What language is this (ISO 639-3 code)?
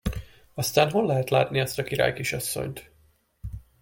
hun